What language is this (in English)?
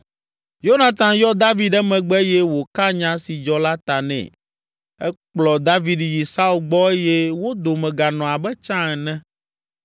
Ewe